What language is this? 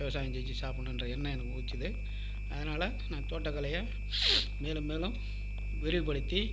Tamil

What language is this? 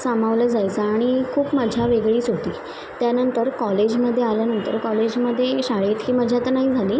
Marathi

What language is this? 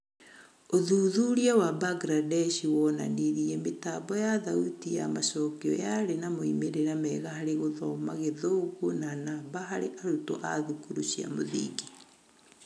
Kikuyu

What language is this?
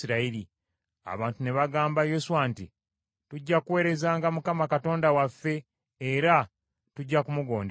Ganda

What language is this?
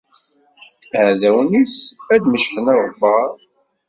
Kabyle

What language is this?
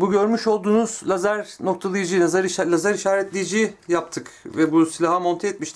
Turkish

